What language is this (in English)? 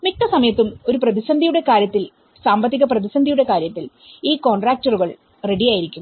Malayalam